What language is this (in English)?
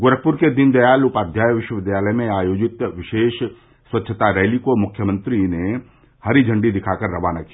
Hindi